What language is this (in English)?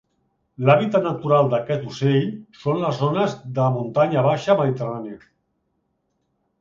Catalan